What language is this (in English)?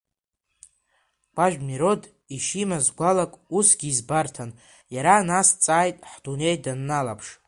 Abkhazian